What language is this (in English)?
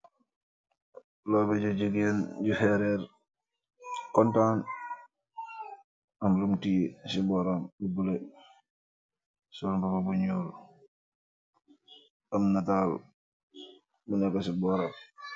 Wolof